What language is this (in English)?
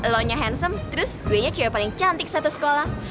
Indonesian